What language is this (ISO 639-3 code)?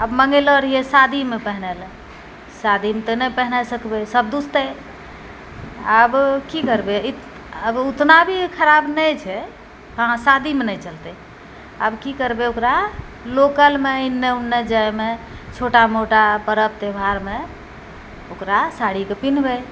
mai